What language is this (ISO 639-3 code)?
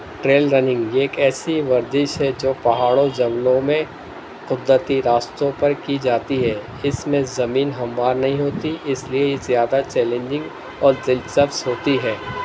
urd